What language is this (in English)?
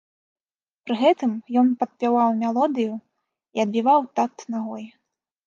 Belarusian